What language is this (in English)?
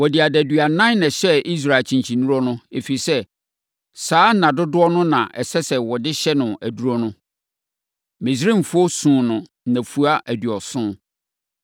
Akan